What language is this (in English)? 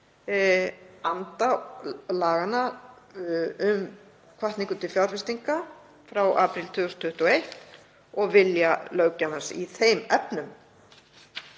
Icelandic